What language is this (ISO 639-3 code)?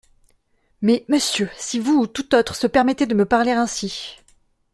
fra